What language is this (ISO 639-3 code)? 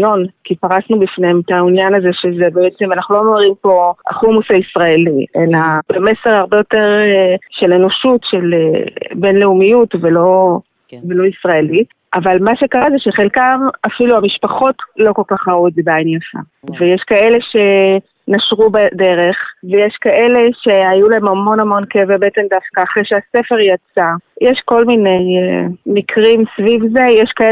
heb